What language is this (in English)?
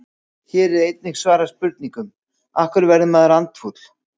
Icelandic